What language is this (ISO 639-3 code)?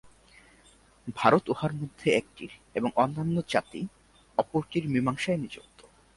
ben